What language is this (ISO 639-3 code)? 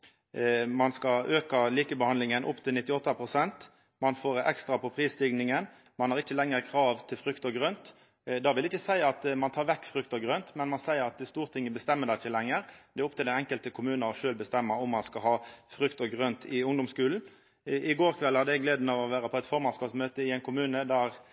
nno